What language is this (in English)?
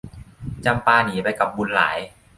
Thai